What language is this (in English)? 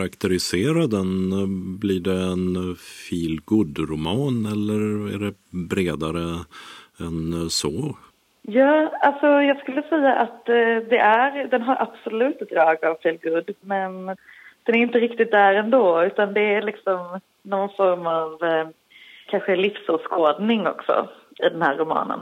Swedish